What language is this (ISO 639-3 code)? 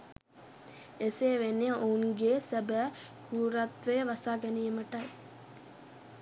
sin